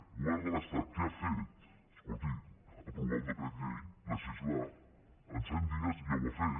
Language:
Catalan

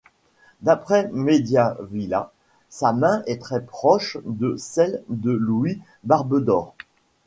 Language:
French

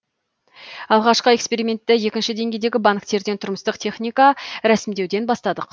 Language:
Kazakh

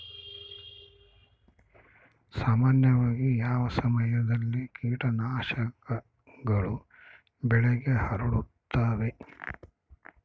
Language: Kannada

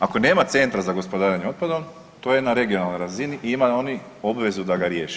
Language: Croatian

